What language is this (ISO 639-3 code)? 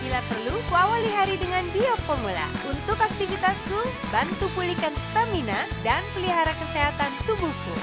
ind